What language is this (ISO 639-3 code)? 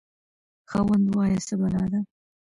pus